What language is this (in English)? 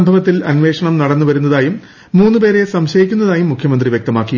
Malayalam